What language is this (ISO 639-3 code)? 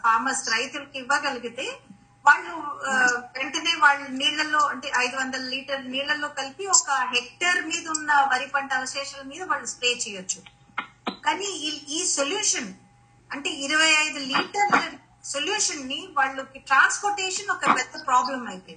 tel